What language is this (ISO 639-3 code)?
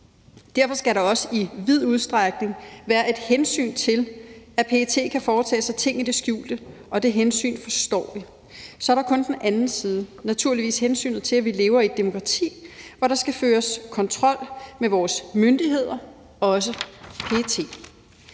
dan